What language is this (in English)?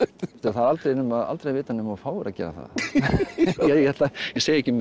Icelandic